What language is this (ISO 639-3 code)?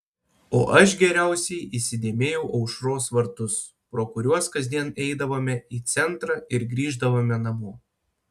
lit